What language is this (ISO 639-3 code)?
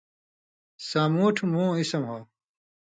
mvy